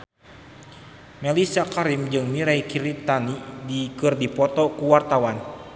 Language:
Sundanese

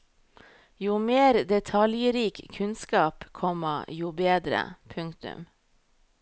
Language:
Norwegian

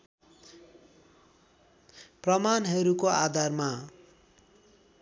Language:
Nepali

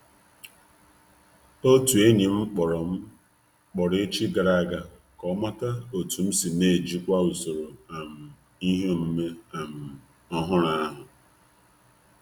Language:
Igbo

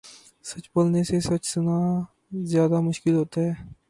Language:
Urdu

